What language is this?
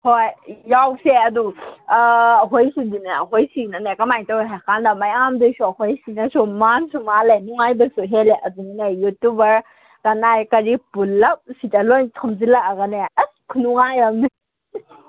Manipuri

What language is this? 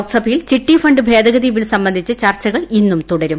Malayalam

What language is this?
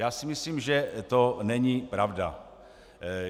Czech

